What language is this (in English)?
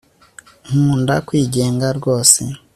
Kinyarwanda